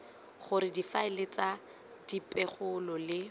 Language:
Tswana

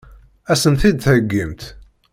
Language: Kabyle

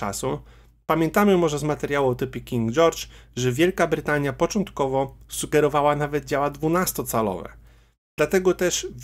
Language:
Polish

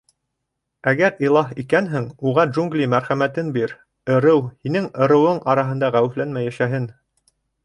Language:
Bashkir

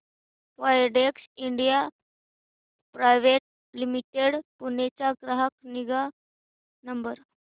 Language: Marathi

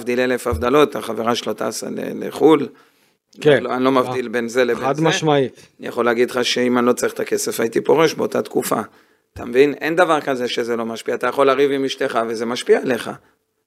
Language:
Hebrew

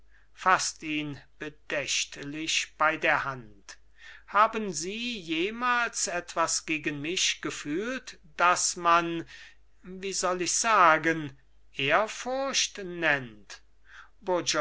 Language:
German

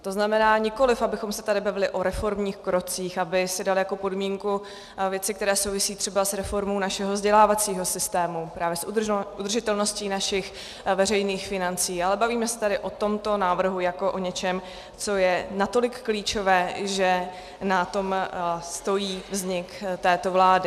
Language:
Czech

